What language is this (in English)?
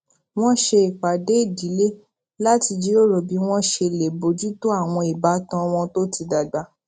Yoruba